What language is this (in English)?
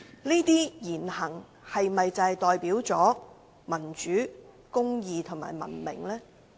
Cantonese